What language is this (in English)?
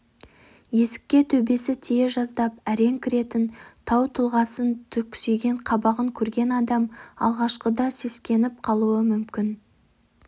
Kazakh